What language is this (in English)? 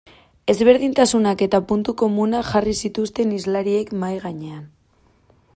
Basque